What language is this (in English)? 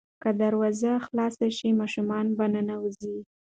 Pashto